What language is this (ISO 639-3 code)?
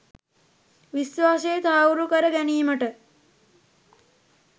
sin